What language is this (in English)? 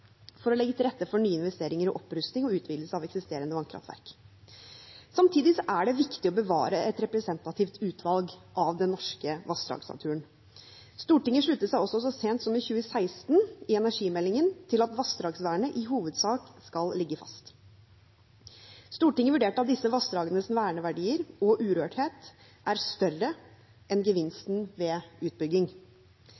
Norwegian Bokmål